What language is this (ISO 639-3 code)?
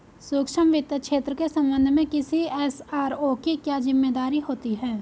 hin